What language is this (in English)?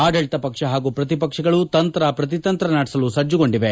Kannada